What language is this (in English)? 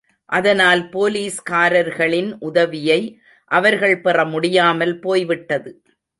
Tamil